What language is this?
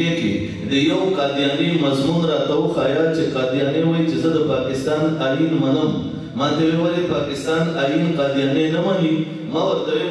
Arabic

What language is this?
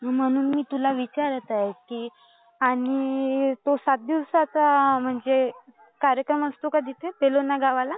Marathi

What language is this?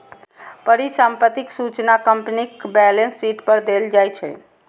Maithili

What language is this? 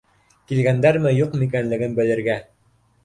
Bashkir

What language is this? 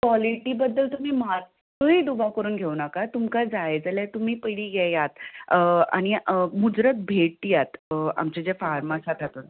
Konkani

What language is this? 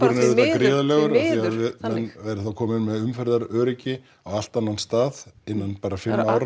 Icelandic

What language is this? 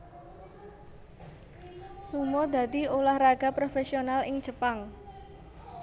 Javanese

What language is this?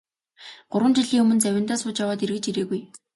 Mongolian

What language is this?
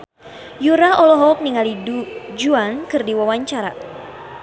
Sundanese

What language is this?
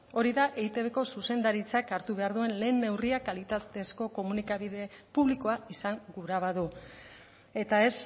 Basque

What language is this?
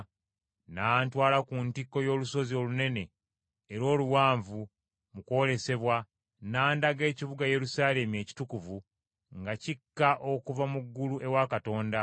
Ganda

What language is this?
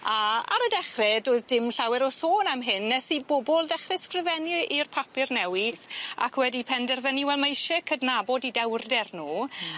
Welsh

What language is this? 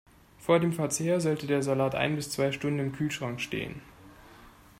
German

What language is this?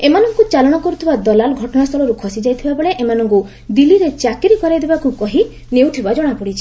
Odia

